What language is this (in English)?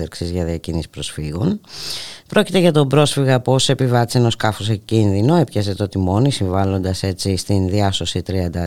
Greek